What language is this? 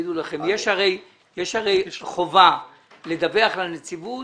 Hebrew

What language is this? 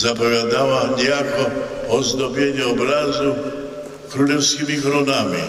Polish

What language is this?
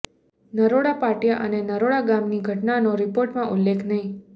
Gujarati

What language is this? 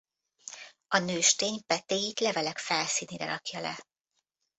Hungarian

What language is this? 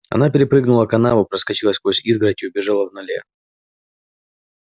Russian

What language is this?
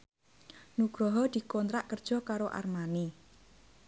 Javanese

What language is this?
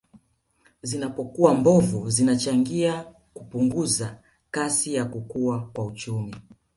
Swahili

